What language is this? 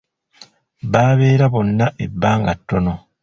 Ganda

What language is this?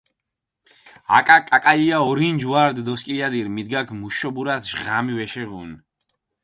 Mingrelian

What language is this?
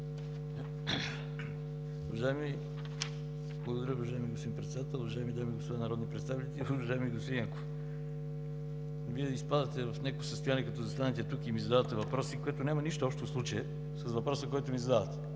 Bulgarian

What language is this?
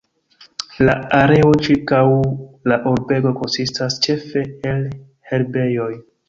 Esperanto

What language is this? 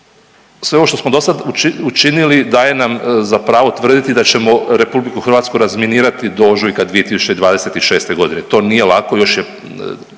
Croatian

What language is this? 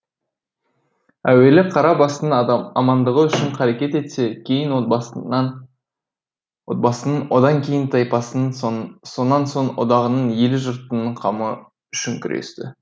Kazakh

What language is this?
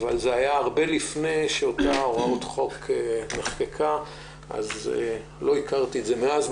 Hebrew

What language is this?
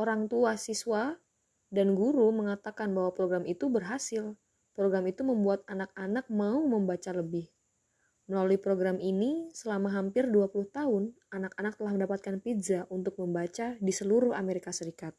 Indonesian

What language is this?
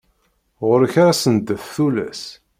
Kabyle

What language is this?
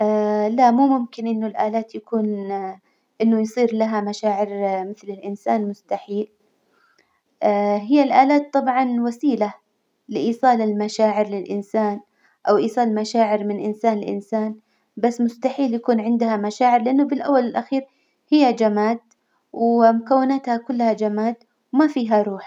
Hijazi Arabic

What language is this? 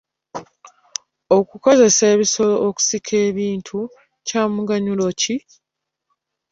Ganda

